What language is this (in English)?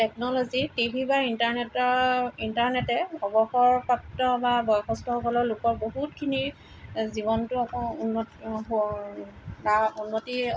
Assamese